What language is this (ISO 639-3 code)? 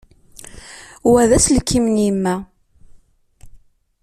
kab